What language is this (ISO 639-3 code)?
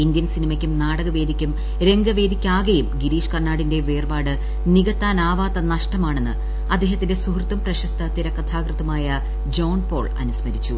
mal